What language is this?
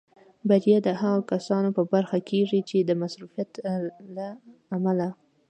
Pashto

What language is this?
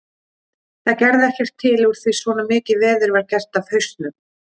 Icelandic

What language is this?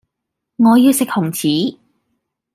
Cantonese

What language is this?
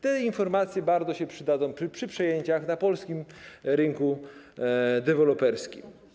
Polish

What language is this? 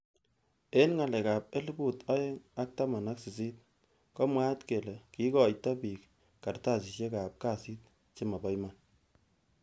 Kalenjin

